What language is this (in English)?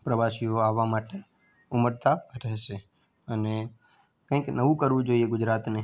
Gujarati